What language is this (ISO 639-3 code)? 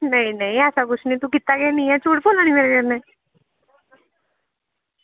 doi